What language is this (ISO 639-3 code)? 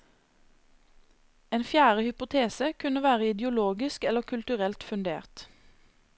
nor